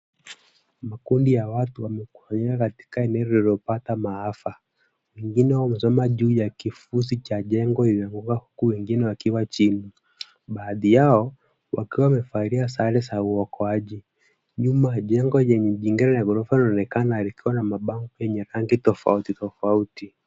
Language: Swahili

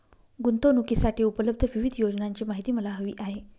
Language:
Marathi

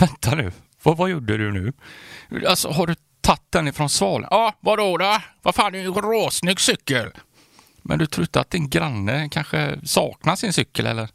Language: Swedish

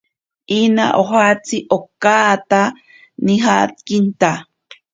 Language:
Ashéninka Perené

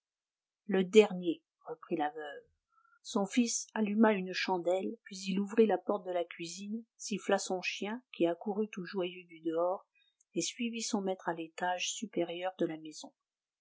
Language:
French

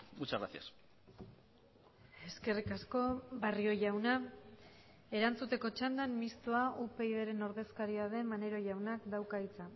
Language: Basque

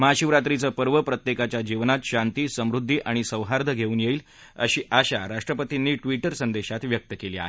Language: Marathi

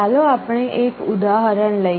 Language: Gujarati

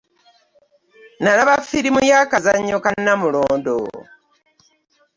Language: Ganda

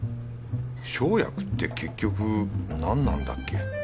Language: Japanese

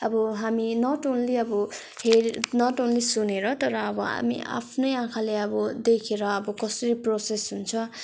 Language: Nepali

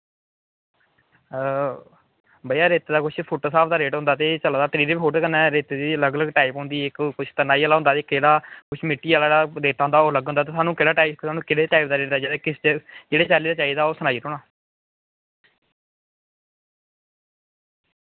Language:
Dogri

